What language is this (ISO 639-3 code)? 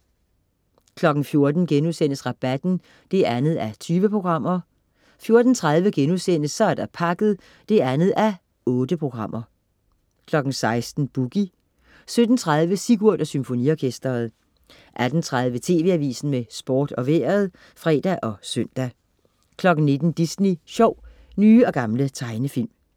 dan